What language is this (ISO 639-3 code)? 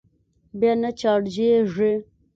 pus